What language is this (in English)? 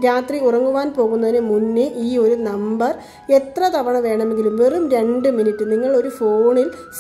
Malayalam